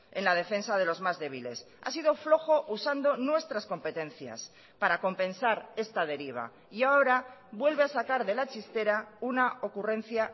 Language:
Spanish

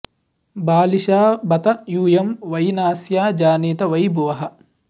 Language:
Sanskrit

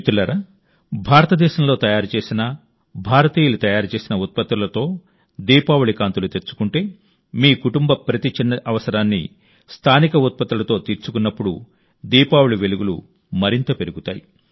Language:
Telugu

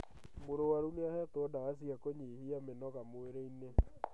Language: Kikuyu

